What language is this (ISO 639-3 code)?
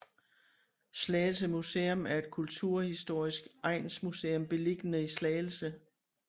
dan